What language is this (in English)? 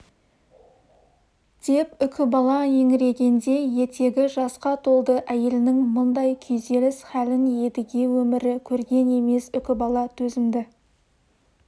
Kazakh